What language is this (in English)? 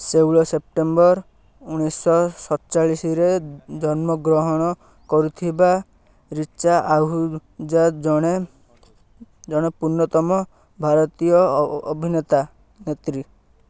Odia